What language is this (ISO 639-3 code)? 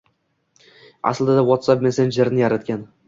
uzb